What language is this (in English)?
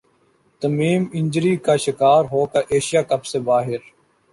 Urdu